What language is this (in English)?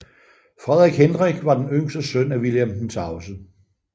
Danish